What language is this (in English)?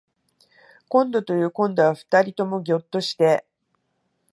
Japanese